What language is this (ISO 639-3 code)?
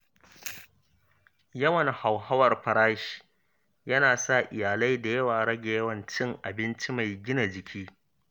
hau